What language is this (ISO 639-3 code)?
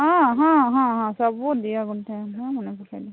ori